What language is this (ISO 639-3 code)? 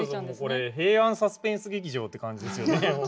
jpn